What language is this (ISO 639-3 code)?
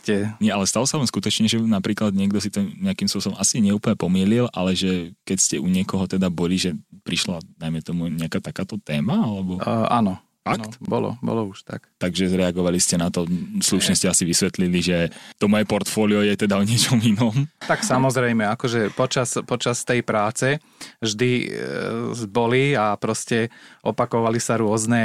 slk